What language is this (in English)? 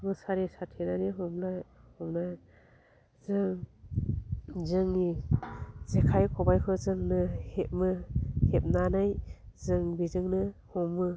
Bodo